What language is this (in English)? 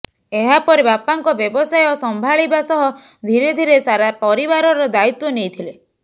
Odia